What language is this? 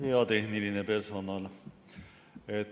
Estonian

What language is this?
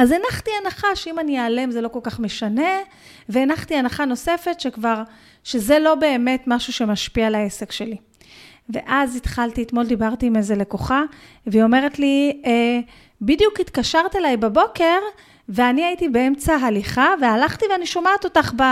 Hebrew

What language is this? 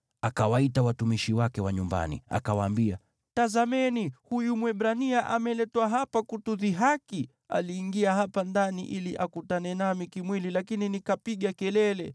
Swahili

